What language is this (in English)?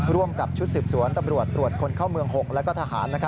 Thai